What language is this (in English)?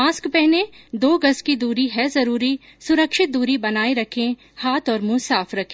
Hindi